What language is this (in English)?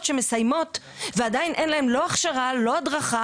Hebrew